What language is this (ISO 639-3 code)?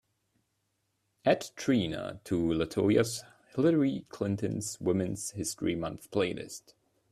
eng